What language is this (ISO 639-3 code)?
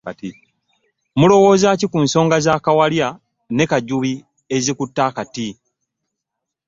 lug